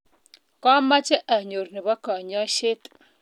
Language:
Kalenjin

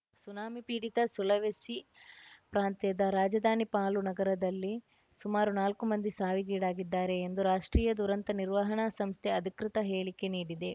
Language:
Kannada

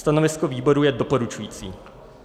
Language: Czech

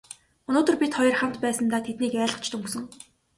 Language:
Mongolian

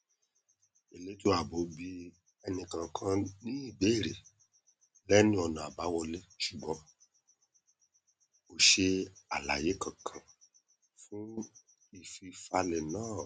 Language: Yoruba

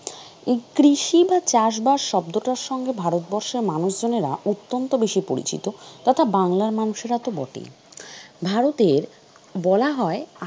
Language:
Bangla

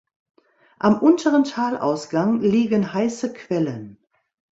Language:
German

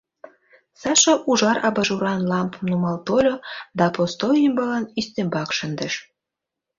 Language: Mari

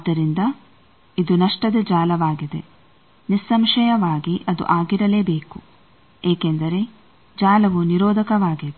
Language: Kannada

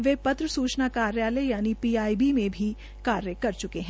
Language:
Hindi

